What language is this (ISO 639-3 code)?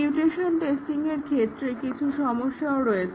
ben